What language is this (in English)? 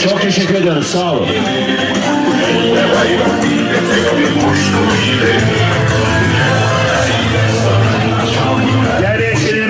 Turkish